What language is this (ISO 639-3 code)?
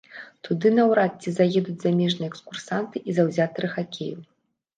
bel